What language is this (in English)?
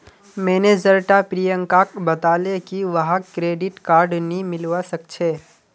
Magahi